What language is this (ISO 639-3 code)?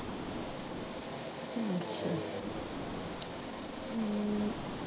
pan